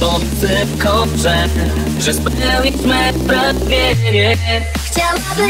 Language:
Polish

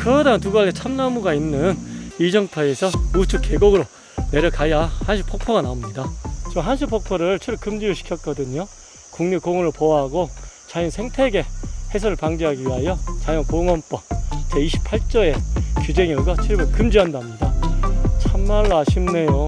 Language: Korean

